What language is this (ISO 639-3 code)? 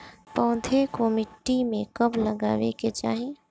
bho